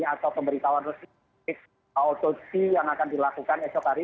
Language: Indonesian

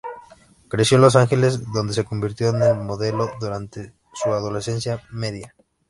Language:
Spanish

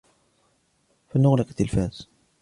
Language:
Arabic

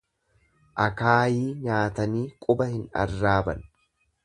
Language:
Oromo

